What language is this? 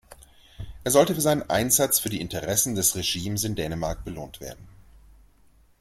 German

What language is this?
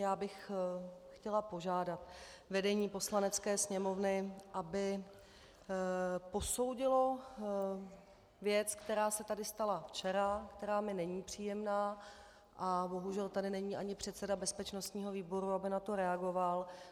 Czech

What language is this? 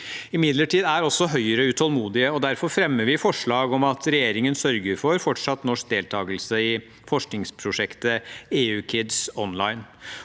Norwegian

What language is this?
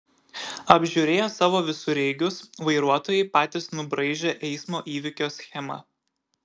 Lithuanian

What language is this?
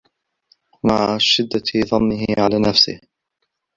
Arabic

